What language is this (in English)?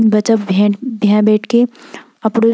Garhwali